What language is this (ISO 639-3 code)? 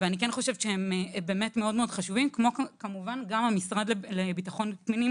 heb